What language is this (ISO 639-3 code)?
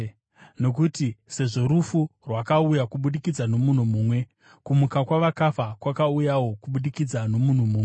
sna